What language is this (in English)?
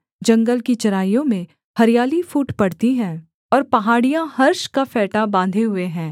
Hindi